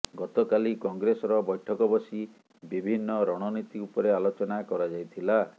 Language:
Odia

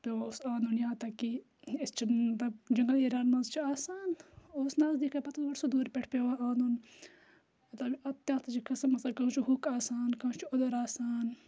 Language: Kashmiri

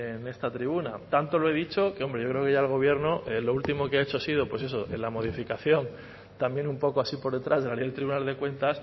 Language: Spanish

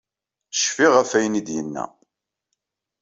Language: Kabyle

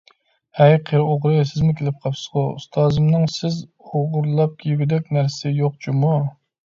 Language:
Uyghur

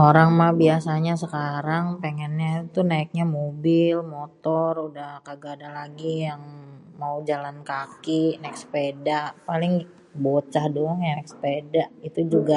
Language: Betawi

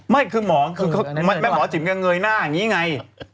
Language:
Thai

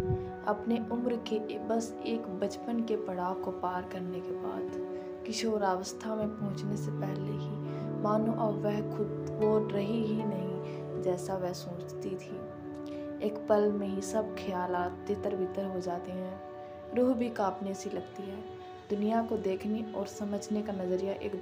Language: Hindi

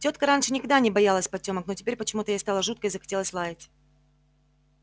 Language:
Russian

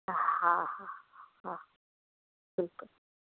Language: Sindhi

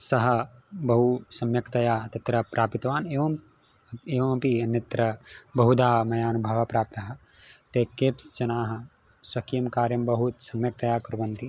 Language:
Sanskrit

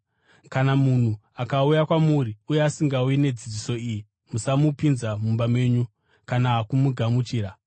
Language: Shona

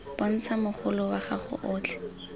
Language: Tswana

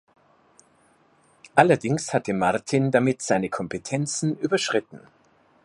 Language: German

